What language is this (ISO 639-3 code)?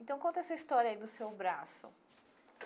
por